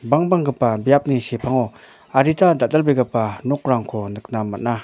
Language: Garo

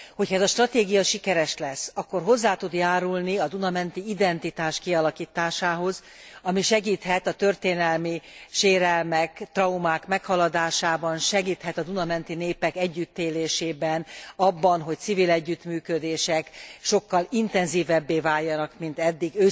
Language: Hungarian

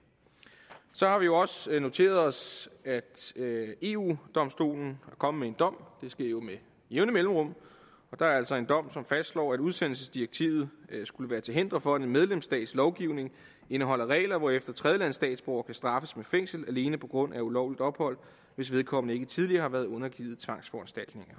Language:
Danish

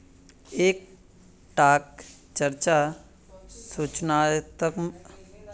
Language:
Magahi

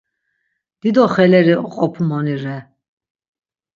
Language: Laz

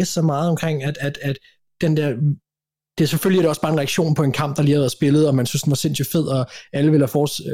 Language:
Danish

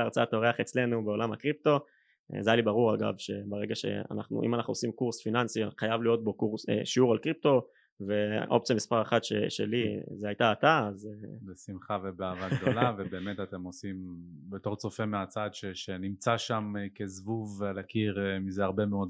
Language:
Hebrew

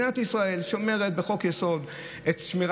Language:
Hebrew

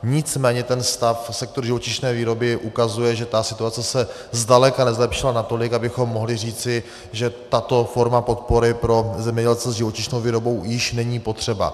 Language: Czech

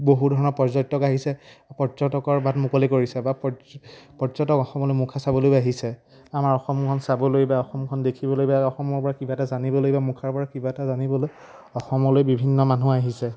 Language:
Assamese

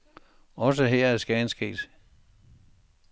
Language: Danish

